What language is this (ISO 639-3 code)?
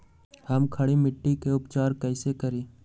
mag